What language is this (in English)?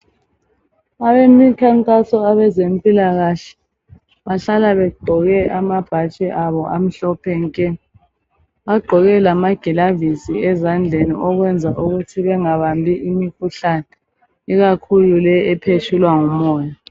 North Ndebele